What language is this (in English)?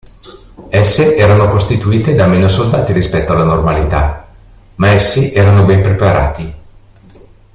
Italian